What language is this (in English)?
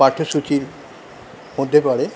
Bangla